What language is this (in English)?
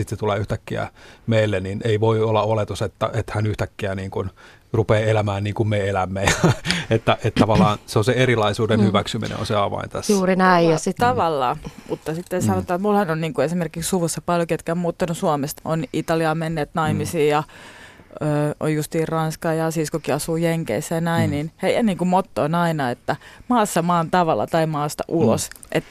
Finnish